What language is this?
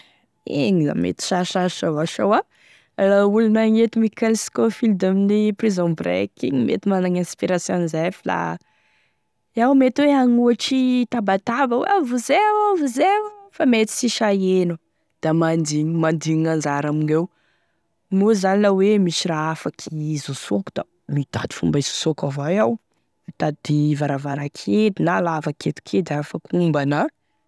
Tesaka Malagasy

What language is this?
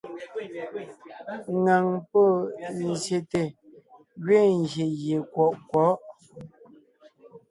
Ngiemboon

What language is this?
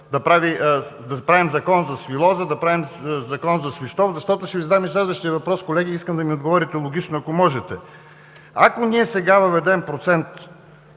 Bulgarian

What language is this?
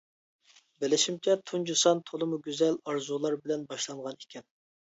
Uyghur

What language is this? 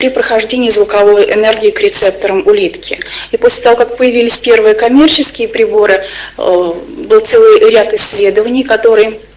Russian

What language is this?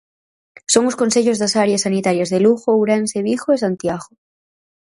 Galician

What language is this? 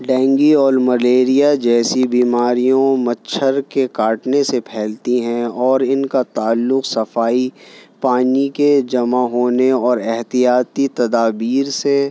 Urdu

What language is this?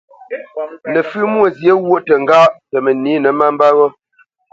Bamenyam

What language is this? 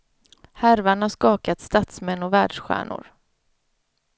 Swedish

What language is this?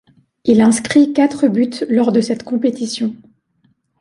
French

